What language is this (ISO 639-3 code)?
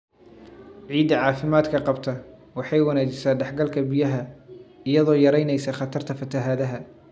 som